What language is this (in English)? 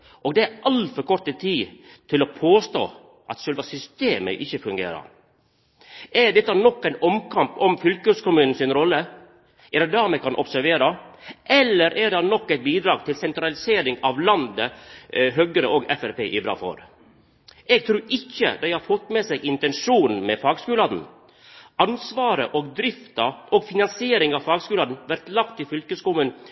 Norwegian Nynorsk